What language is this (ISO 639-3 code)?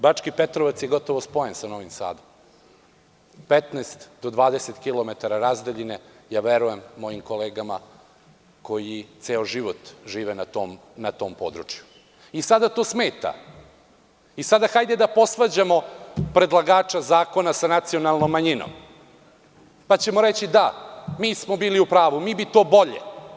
srp